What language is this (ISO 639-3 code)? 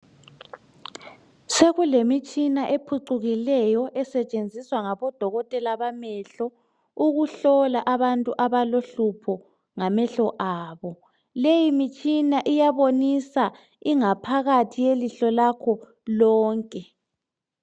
nde